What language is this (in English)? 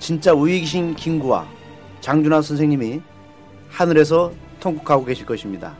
Korean